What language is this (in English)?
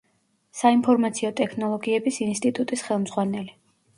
Georgian